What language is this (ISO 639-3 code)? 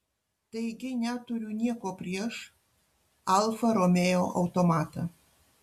lit